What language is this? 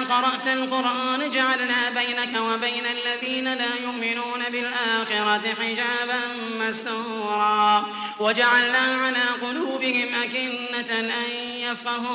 Arabic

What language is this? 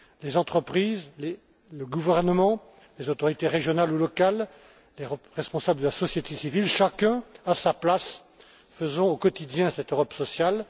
French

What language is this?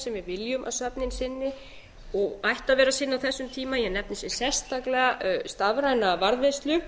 Icelandic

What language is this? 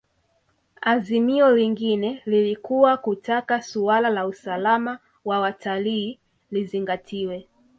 Swahili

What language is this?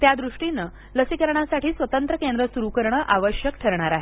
Marathi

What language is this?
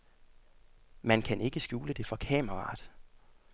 Danish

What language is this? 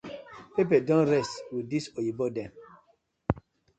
Nigerian Pidgin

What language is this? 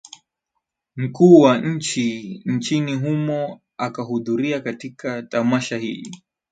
Swahili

